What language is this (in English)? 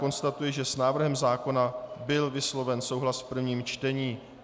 Czech